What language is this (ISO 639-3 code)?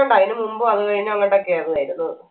mal